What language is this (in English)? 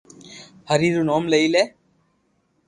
Loarki